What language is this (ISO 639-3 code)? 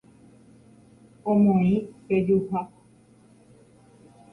grn